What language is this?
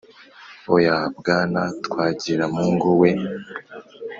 Kinyarwanda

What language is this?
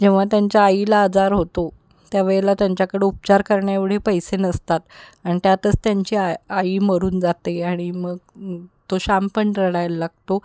Marathi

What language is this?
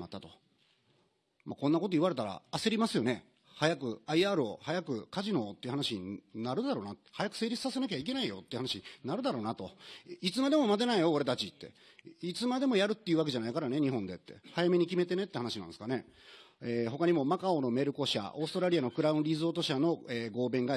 Japanese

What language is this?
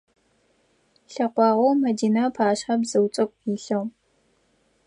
Adyghe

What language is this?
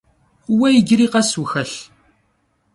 Kabardian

